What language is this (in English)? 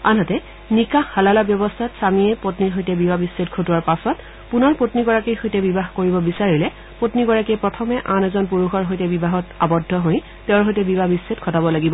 Assamese